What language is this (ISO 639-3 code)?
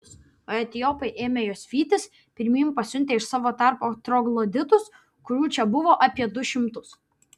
lit